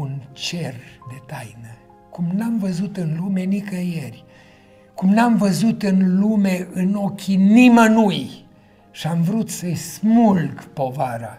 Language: Romanian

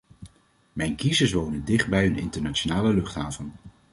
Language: Dutch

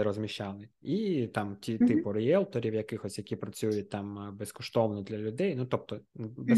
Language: Ukrainian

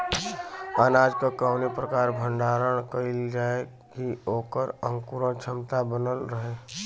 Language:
Bhojpuri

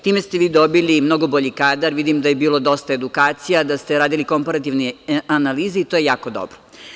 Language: Serbian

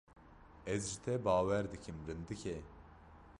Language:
Kurdish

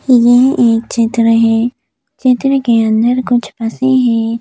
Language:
Hindi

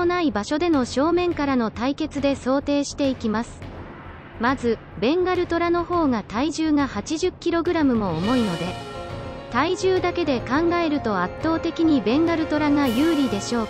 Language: Japanese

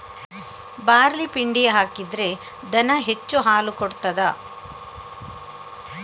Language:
Kannada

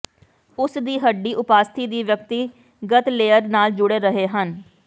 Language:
Punjabi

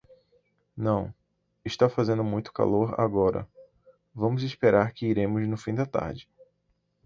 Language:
Portuguese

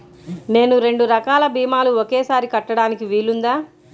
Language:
Telugu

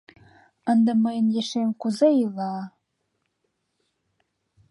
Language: Mari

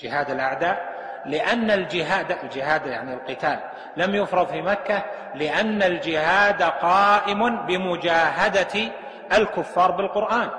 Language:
Arabic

